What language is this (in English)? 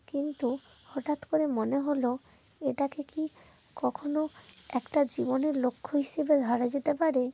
Bangla